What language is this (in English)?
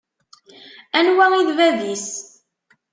Kabyle